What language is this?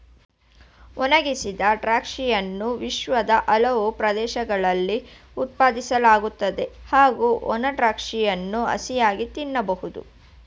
Kannada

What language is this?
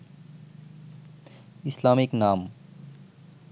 Bangla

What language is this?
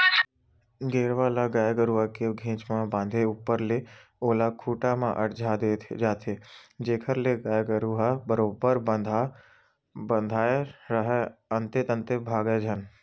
Chhattisgarhi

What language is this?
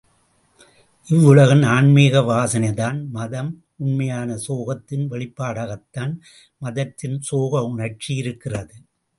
Tamil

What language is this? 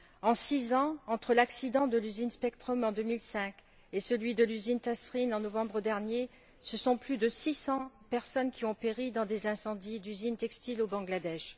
French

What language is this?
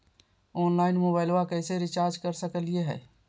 Magahi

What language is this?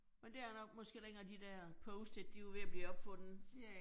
Danish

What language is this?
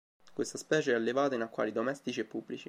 Italian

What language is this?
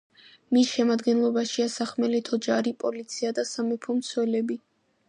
Georgian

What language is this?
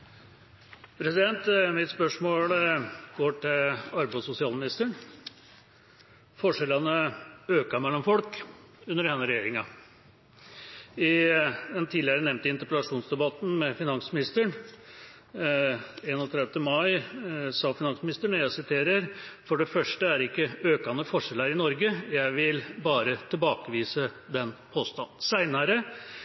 Norwegian Bokmål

